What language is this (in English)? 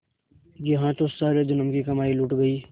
Hindi